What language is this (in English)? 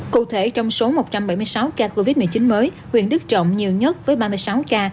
Vietnamese